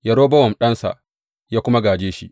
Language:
Hausa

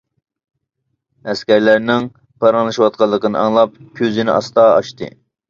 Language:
Uyghur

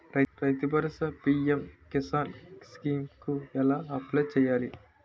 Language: Telugu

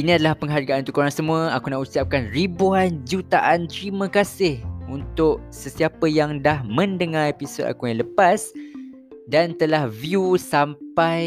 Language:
Malay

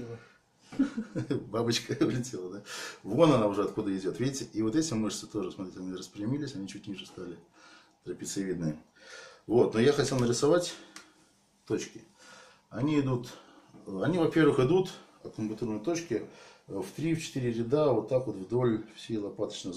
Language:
Russian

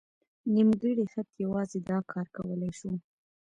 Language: Pashto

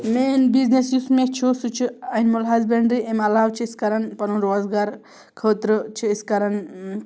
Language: Kashmiri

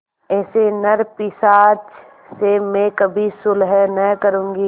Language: Hindi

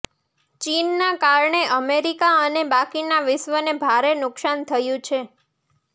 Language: Gujarati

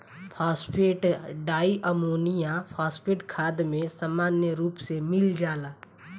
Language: Bhojpuri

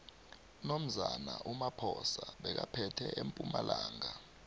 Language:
South Ndebele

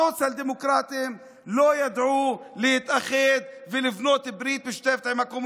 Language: Hebrew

